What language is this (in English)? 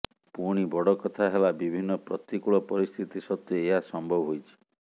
Odia